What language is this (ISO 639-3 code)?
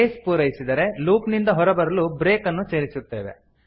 kan